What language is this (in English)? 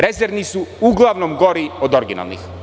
Serbian